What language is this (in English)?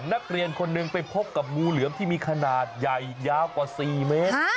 Thai